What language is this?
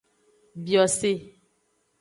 Aja (Benin)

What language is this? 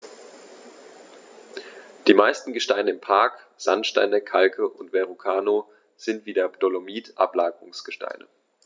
German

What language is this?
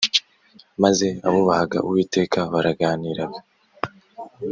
Kinyarwanda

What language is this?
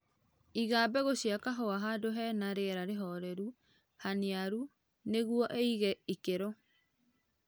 Kikuyu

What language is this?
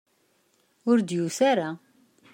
Kabyle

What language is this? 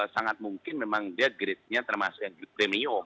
Indonesian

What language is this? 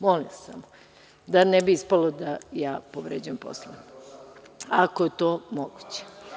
Serbian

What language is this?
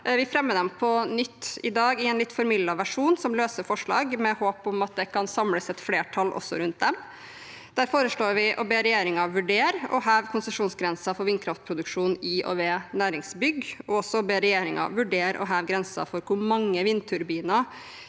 Norwegian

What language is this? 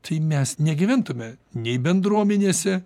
Lithuanian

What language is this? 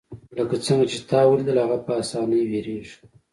Pashto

